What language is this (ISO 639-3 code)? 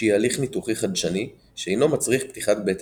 heb